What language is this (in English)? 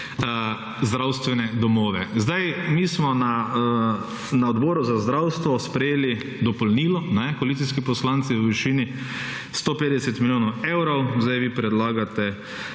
Slovenian